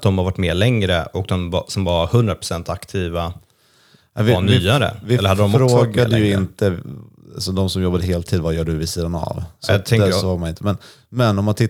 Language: Swedish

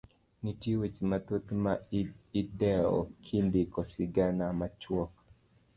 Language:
Luo (Kenya and Tanzania)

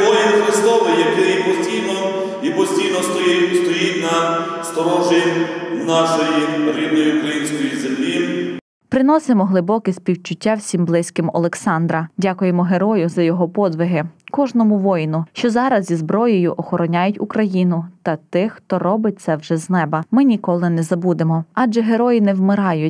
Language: Ukrainian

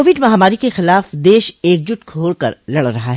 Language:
Hindi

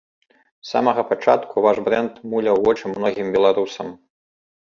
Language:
Belarusian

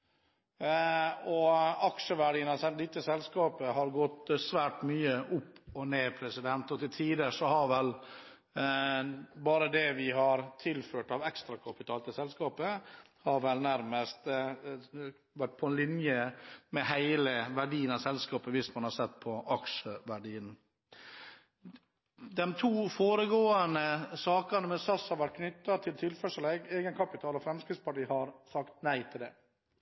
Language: Norwegian Bokmål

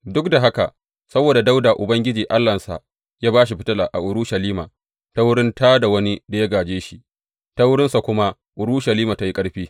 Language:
Hausa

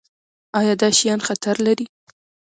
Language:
Pashto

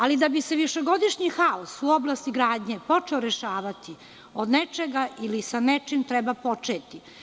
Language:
Serbian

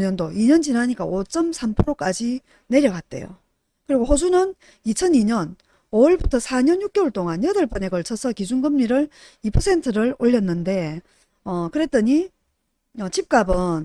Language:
Korean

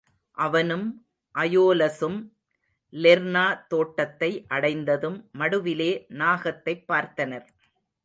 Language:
Tamil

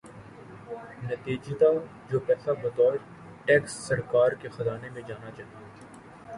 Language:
Urdu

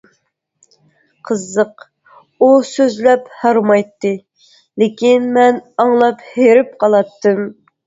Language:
Uyghur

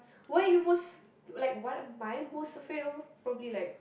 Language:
English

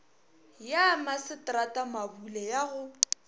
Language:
Northern Sotho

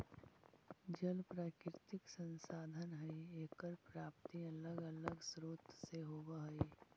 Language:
Magahi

